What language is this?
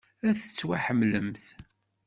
Kabyle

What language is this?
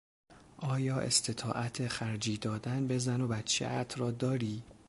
Persian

